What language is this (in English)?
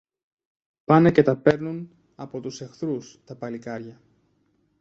Greek